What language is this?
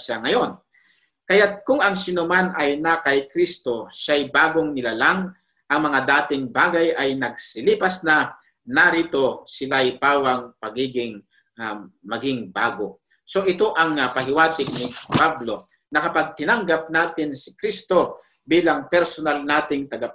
Filipino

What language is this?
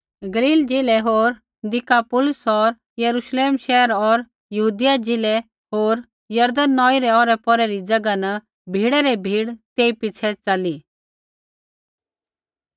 Kullu Pahari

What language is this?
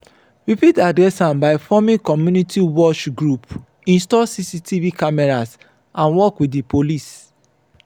Nigerian Pidgin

